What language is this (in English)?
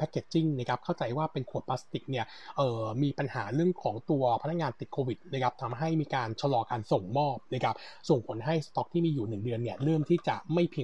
Thai